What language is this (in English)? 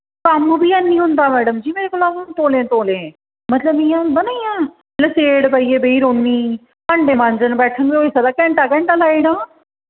Dogri